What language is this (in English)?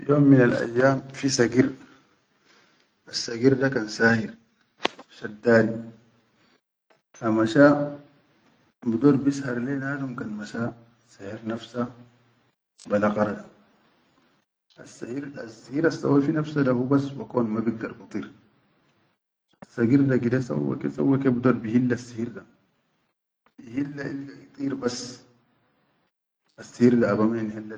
Chadian Arabic